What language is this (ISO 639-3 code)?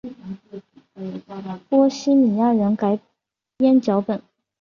zho